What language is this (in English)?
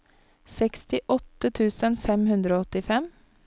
Norwegian